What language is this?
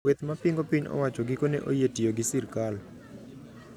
Luo (Kenya and Tanzania)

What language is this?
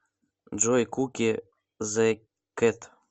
Russian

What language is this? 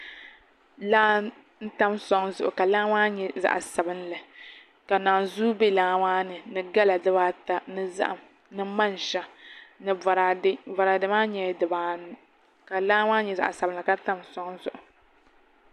Dagbani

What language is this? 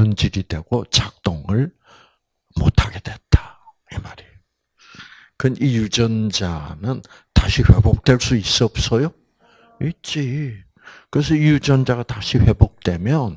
Korean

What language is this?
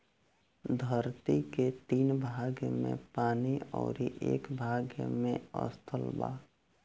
Bhojpuri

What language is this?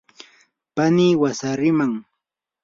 Yanahuanca Pasco Quechua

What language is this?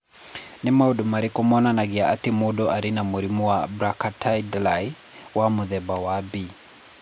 Kikuyu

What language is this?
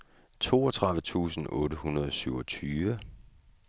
Danish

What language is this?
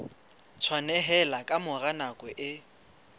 Southern Sotho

